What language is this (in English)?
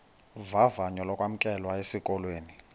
Xhosa